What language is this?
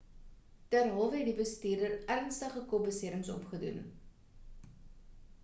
Afrikaans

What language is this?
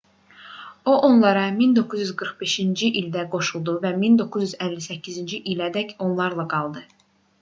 Azerbaijani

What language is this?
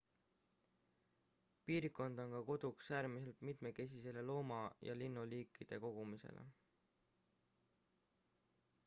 Estonian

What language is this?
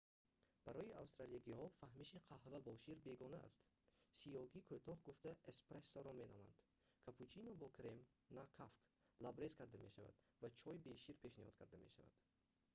Tajik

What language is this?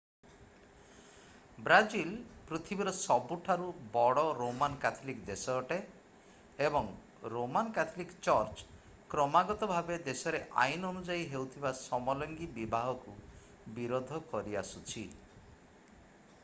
Odia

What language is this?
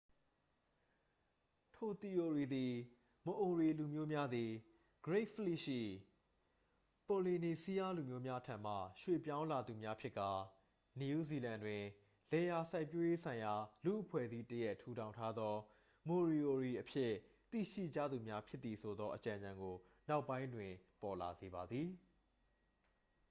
Burmese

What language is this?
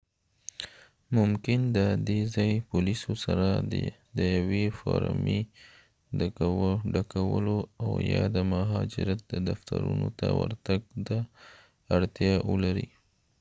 Pashto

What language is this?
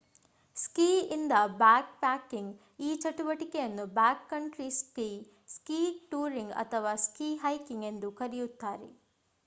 Kannada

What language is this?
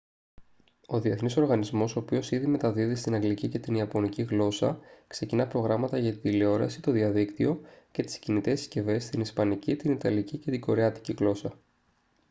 Greek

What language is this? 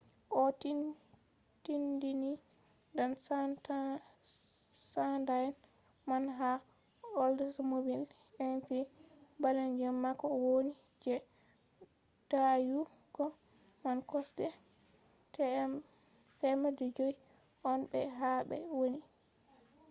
Fula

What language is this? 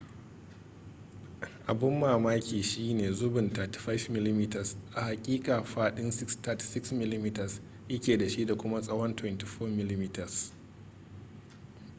Hausa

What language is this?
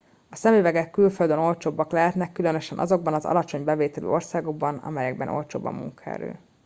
Hungarian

